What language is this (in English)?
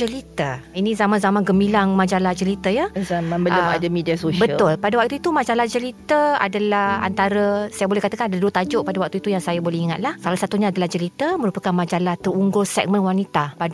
Malay